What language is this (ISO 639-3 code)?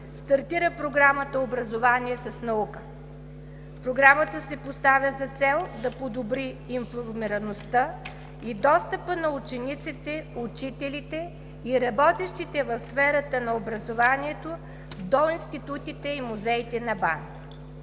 bul